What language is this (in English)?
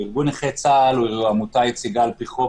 Hebrew